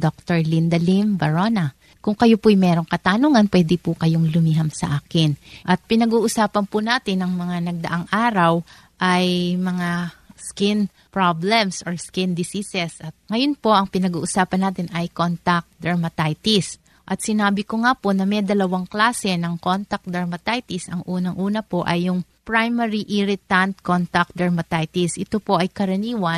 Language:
Filipino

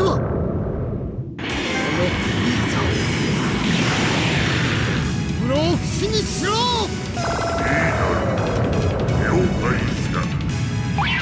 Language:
Japanese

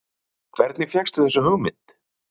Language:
Icelandic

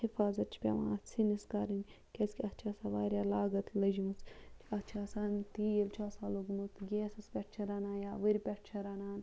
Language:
Kashmiri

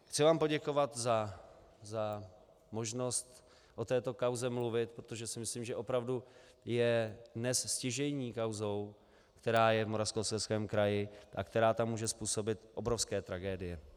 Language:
Czech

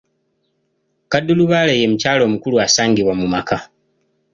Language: Ganda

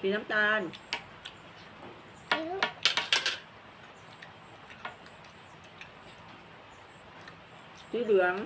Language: Thai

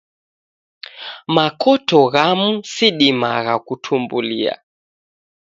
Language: Taita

